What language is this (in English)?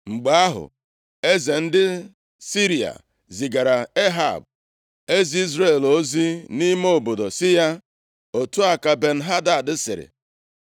Igbo